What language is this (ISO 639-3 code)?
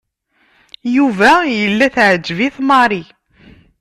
kab